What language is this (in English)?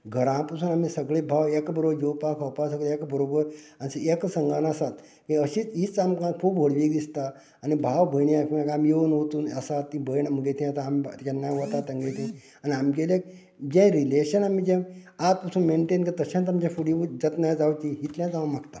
Konkani